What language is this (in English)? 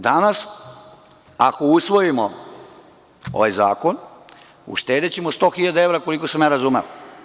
Serbian